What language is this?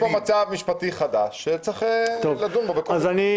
Hebrew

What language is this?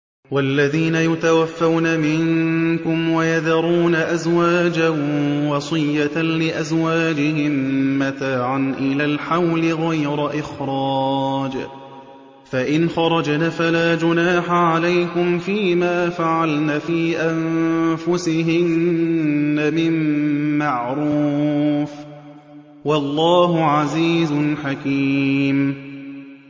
Arabic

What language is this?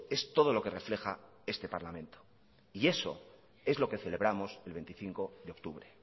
Spanish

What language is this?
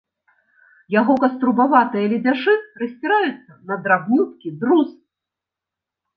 Belarusian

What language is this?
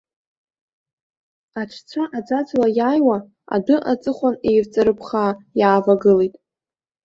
Abkhazian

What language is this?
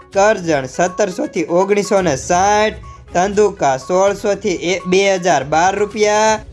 Hindi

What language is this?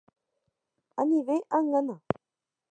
Guarani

